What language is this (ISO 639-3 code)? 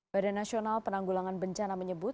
ind